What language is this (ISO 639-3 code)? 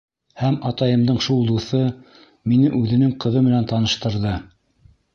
bak